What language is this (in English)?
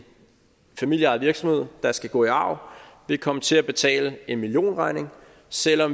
Danish